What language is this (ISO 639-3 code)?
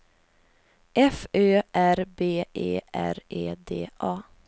swe